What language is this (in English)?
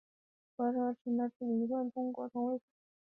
Chinese